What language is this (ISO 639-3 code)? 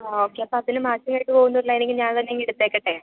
mal